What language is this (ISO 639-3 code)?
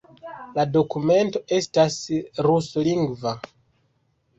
epo